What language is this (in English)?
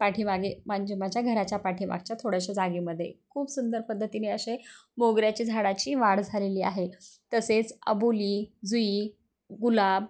Marathi